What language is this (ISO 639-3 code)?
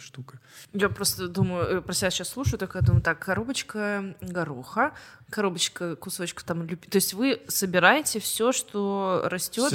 rus